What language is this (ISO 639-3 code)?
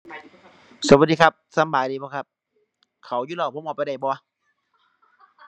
tha